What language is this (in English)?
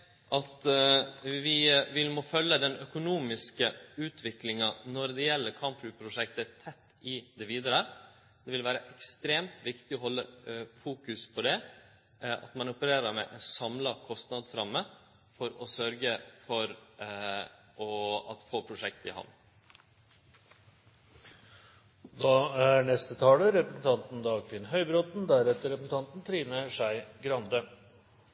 Norwegian